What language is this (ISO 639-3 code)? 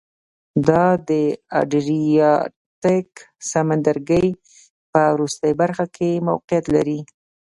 pus